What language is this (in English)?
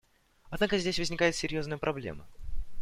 Russian